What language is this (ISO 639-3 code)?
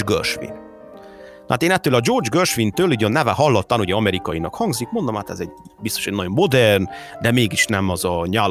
hun